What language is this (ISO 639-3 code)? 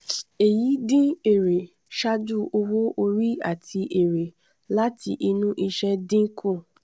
yor